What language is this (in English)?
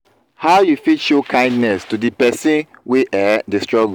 Nigerian Pidgin